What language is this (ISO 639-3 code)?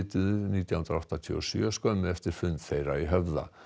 isl